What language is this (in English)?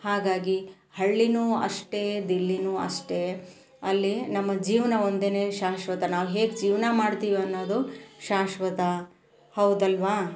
Kannada